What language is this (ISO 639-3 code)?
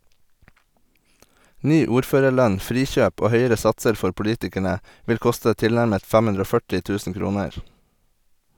nor